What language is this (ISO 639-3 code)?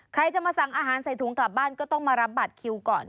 tha